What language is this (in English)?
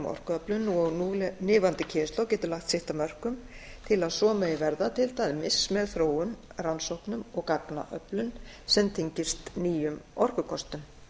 Icelandic